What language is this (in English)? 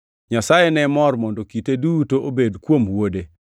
Luo (Kenya and Tanzania)